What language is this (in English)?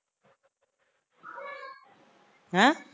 Punjabi